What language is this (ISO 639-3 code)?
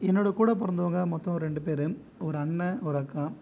tam